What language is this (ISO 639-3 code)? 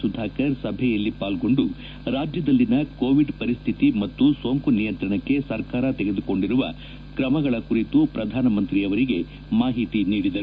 kan